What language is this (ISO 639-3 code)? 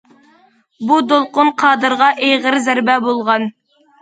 uig